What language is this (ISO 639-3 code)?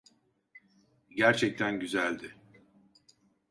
tur